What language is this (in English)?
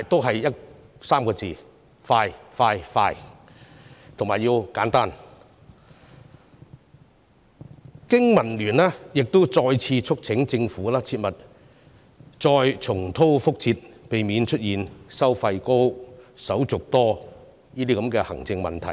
Cantonese